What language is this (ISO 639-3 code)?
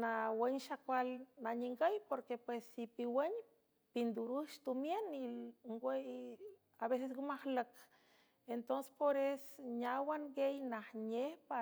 hue